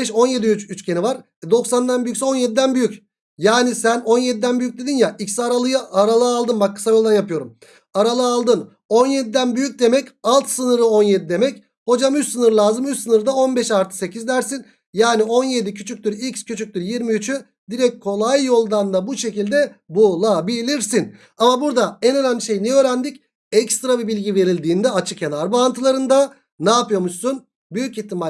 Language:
Turkish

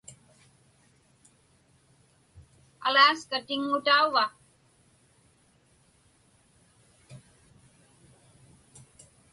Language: Inupiaq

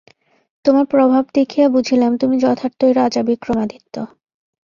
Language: Bangla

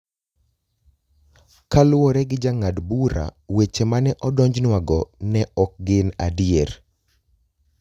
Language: Luo (Kenya and Tanzania)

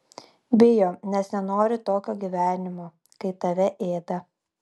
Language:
Lithuanian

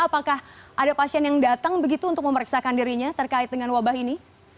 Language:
Indonesian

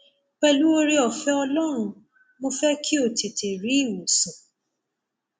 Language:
Yoruba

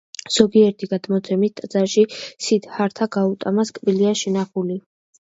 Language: Georgian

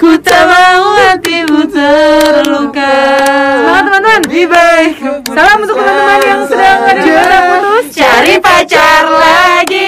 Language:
Indonesian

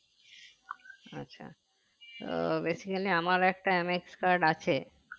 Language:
Bangla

